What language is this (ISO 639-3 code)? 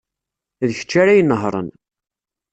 kab